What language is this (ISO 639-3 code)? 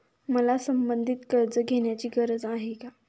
mar